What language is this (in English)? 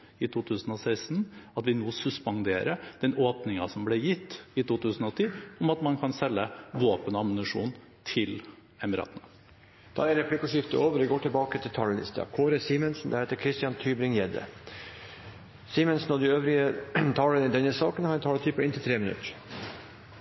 Norwegian Bokmål